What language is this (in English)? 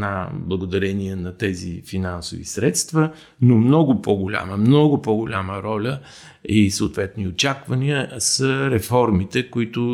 Bulgarian